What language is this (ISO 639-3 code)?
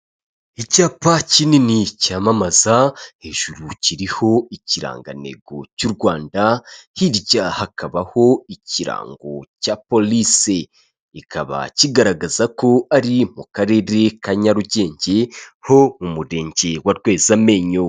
kin